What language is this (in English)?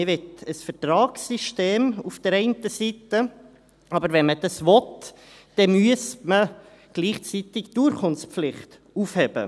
Swiss German